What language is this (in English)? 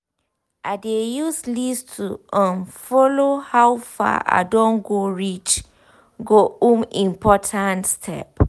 Nigerian Pidgin